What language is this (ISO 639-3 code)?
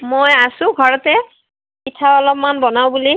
asm